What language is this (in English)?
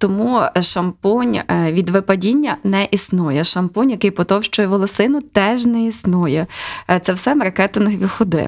Ukrainian